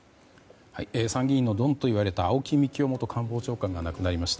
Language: Japanese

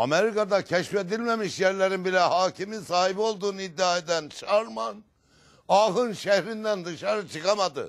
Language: Turkish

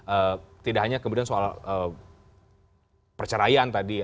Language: Indonesian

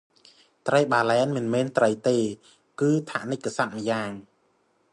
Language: Khmer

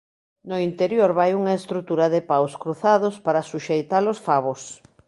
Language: Galician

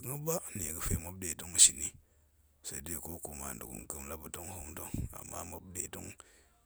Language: Goemai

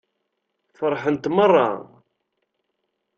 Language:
Kabyle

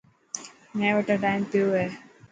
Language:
Dhatki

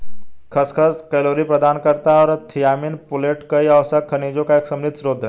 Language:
Hindi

